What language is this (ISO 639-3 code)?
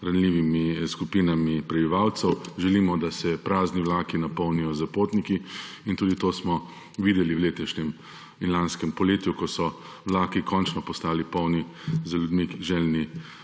slv